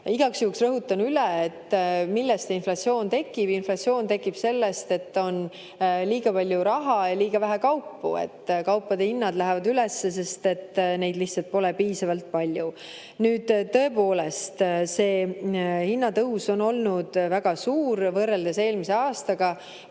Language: Estonian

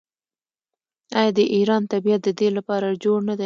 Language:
Pashto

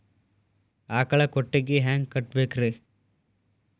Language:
Kannada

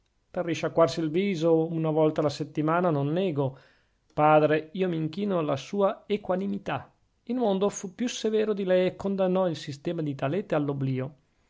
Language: Italian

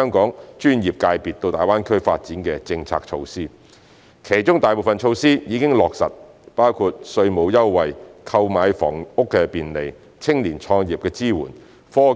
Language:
Cantonese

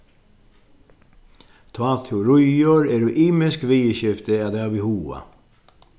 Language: Faroese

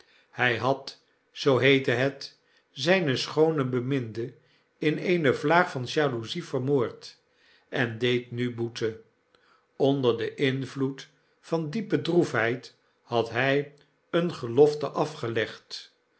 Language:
Dutch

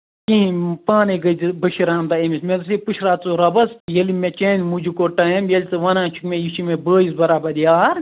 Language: Kashmiri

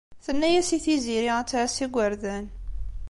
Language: Kabyle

